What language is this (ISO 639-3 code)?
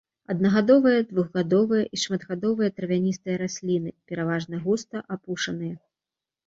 bel